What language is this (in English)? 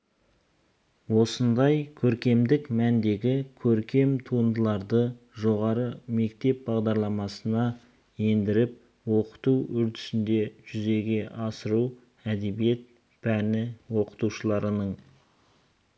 Kazakh